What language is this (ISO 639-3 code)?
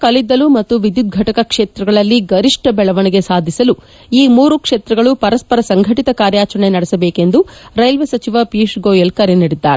kan